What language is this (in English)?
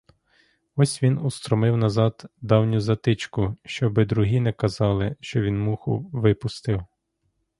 Ukrainian